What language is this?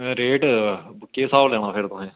Dogri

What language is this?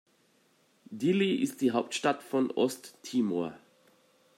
German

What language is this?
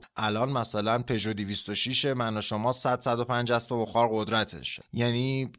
Persian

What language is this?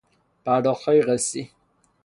Persian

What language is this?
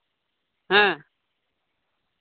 Santali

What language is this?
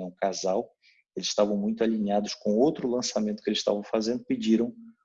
Portuguese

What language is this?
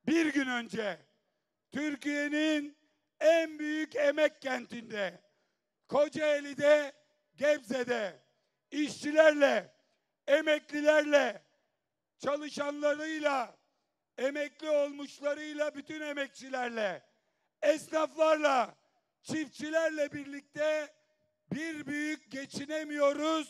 Turkish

